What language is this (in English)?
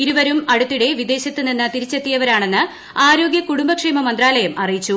Malayalam